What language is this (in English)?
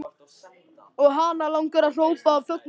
Icelandic